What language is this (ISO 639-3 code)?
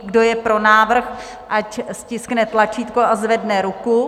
ces